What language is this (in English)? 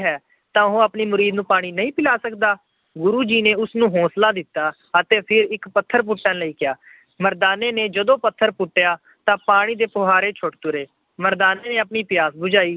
Punjabi